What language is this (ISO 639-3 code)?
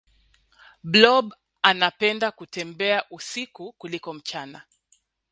swa